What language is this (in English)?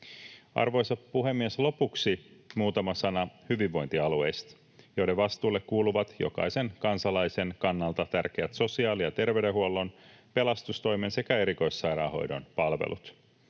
Finnish